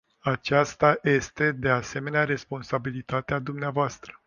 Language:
Romanian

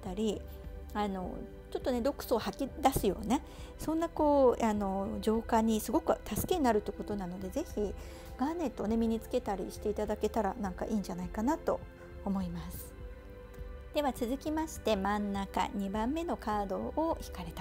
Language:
Japanese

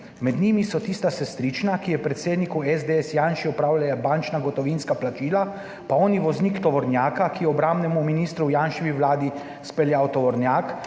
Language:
Slovenian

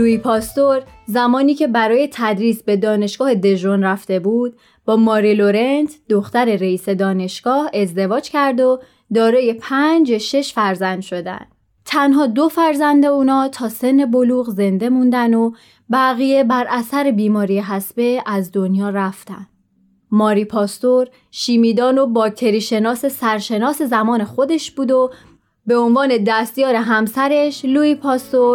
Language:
Persian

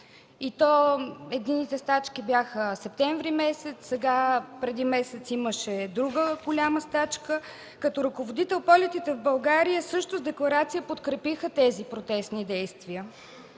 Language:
Bulgarian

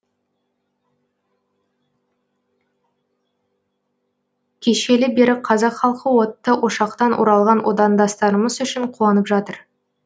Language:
Kazakh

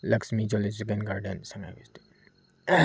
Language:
Manipuri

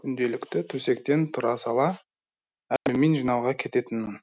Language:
Kazakh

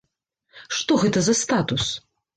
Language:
Belarusian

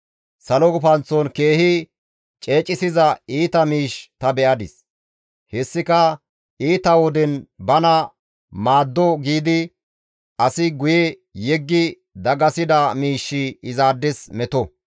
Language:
Gamo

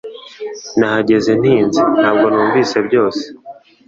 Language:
Kinyarwanda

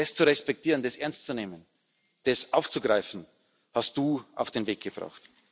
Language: German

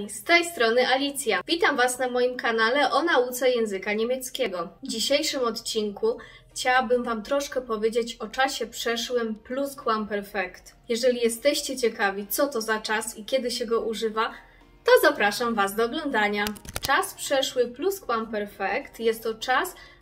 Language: Polish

